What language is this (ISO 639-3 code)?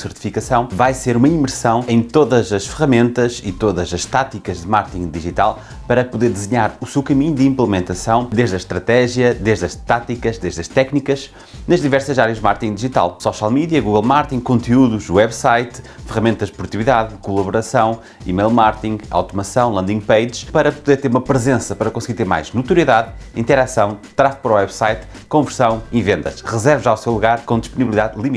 por